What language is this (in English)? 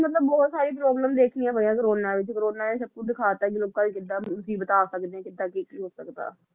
Punjabi